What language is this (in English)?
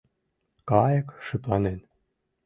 Mari